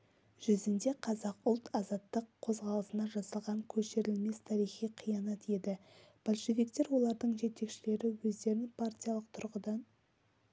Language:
Kazakh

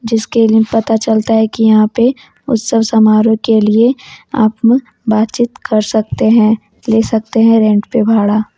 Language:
Hindi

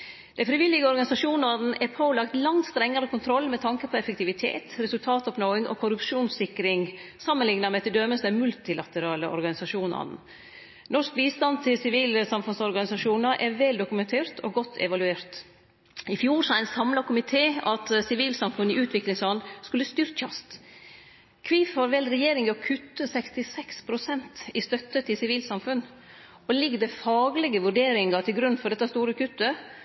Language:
Norwegian Nynorsk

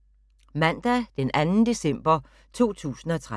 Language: Danish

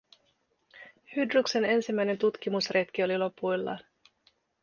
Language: Finnish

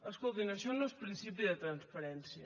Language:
Catalan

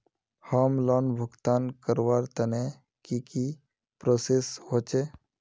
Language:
Magahi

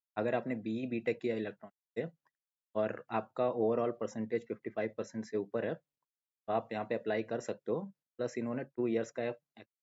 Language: Hindi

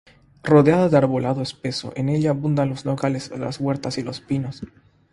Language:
Spanish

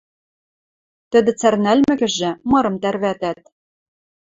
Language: Western Mari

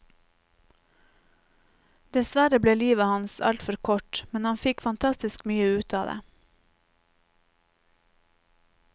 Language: Norwegian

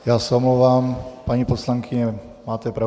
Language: Czech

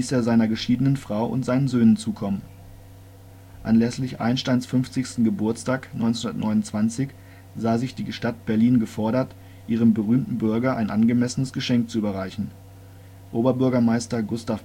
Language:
German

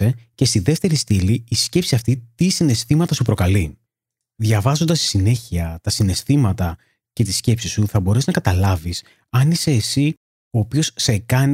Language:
Greek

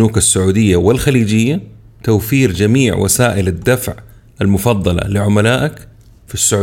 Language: Arabic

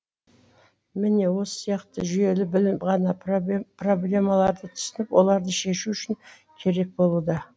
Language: Kazakh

